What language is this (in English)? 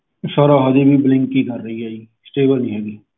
Punjabi